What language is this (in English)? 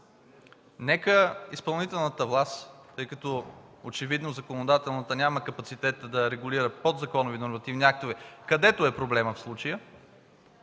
Bulgarian